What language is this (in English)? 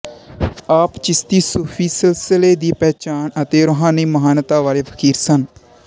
Punjabi